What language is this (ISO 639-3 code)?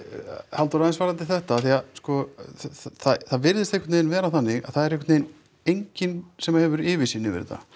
isl